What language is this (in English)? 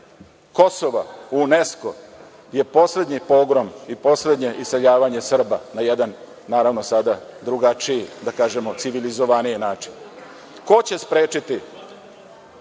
Serbian